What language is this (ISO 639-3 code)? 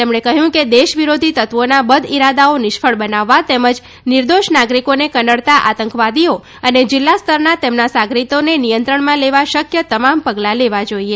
guj